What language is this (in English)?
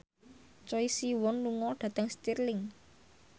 Javanese